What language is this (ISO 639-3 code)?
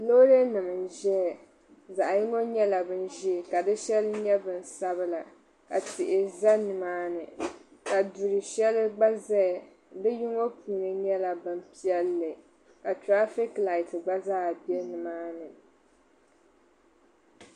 dag